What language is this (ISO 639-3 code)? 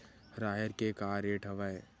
hne